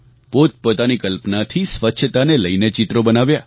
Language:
Gujarati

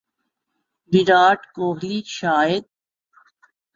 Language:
Urdu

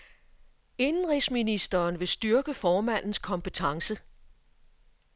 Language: Danish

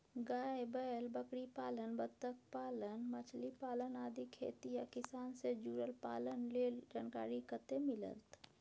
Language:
Maithili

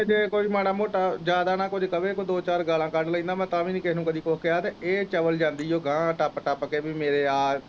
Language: Punjabi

